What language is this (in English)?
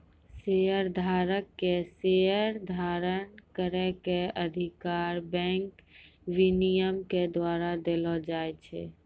Maithili